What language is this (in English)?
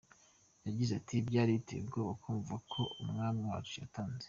Kinyarwanda